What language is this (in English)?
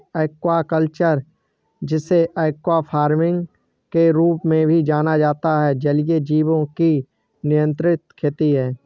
Hindi